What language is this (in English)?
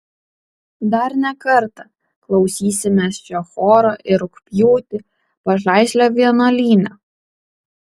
Lithuanian